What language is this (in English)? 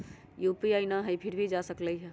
Magahi